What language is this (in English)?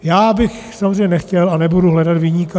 Czech